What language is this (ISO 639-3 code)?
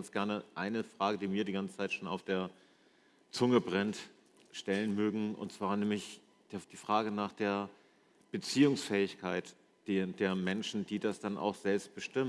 deu